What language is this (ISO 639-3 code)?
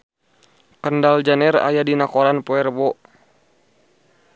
sun